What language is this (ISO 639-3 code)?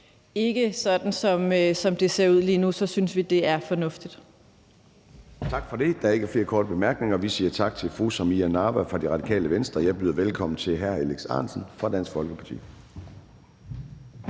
dan